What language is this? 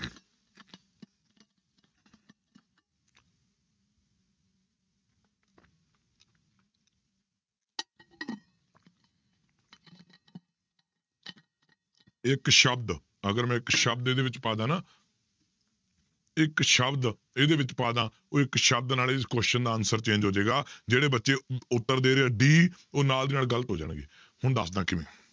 Punjabi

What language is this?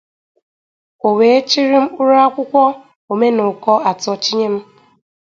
Igbo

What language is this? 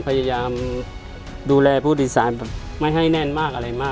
Thai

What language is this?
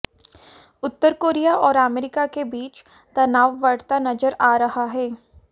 Hindi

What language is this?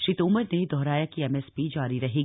Hindi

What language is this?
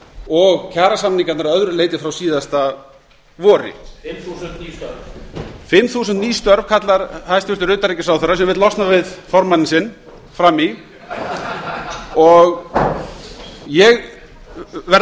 Icelandic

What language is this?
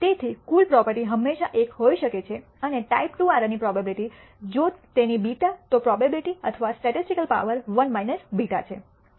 Gujarati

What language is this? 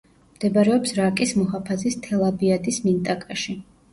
Georgian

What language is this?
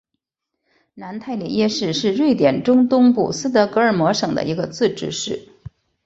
Chinese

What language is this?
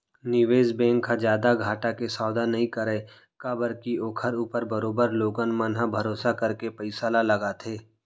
Chhattisgarhi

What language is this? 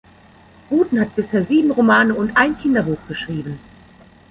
German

